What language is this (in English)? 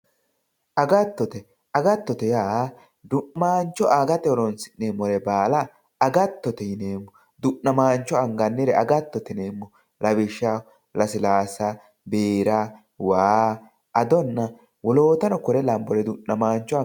Sidamo